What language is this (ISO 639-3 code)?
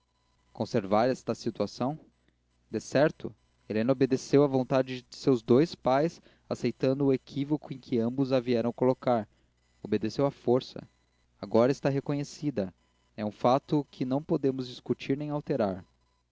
por